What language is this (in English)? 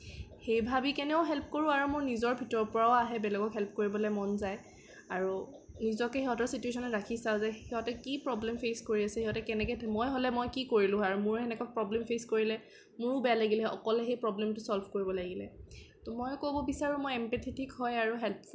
Assamese